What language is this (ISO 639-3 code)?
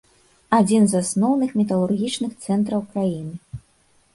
bel